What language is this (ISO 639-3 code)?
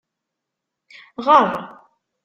kab